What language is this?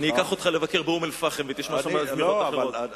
Hebrew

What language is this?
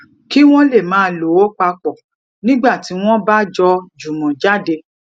Yoruba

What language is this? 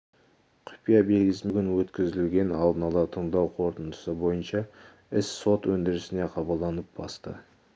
Kazakh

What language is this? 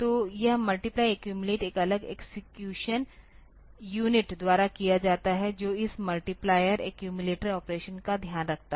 Hindi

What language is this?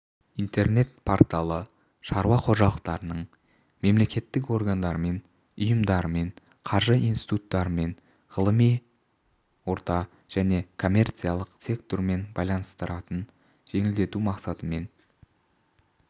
Kazakh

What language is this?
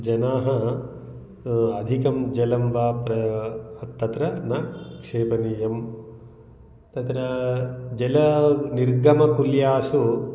Sanskrit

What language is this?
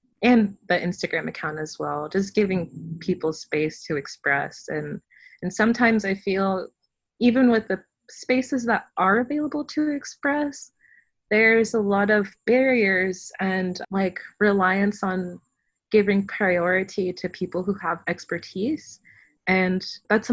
English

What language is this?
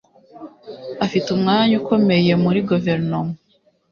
Kinyarwanda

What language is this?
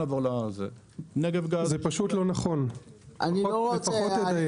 Hebrew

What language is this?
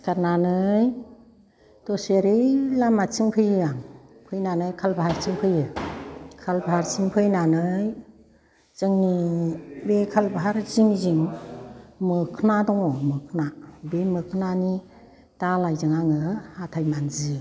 Bodo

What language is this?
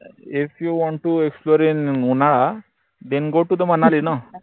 Marathi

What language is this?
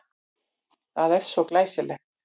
Icelandic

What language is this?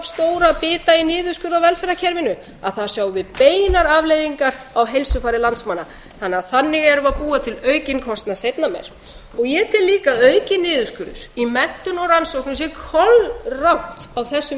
Icelandic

